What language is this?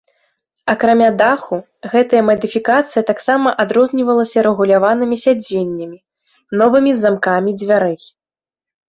Belarusian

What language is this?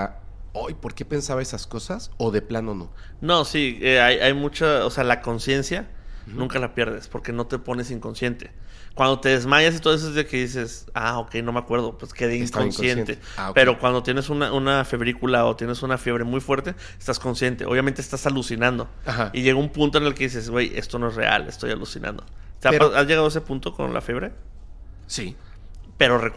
Spanish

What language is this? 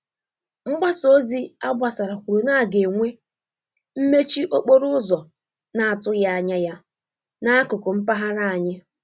Igbo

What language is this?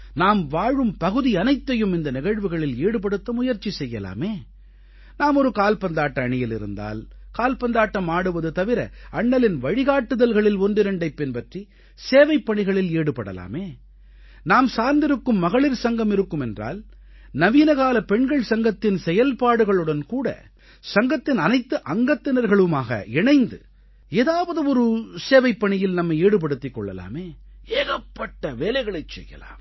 Tamil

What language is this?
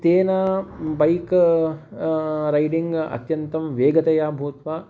Sanskrit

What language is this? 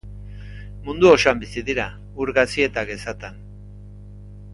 Basque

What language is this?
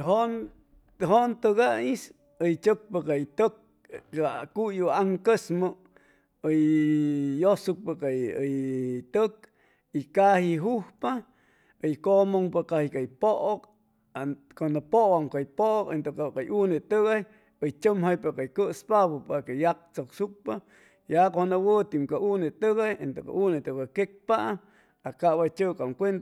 Chimalapa Zoque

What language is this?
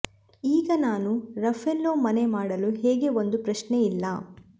Kannada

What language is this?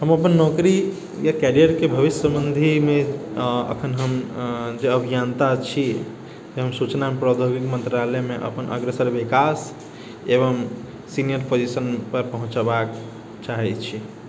Maithili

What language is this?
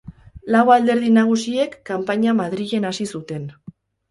Basque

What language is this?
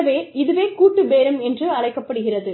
Tamil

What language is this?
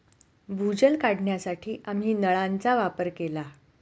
Marathi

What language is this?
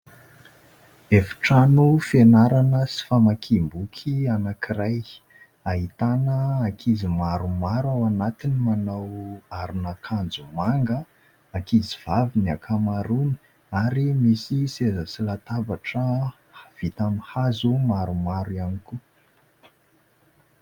Malagasy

